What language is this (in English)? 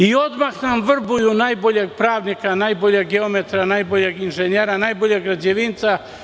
Serbian